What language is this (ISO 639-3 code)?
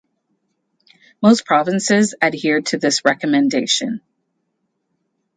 eng